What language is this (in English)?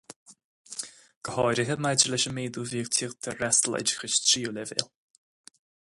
Irish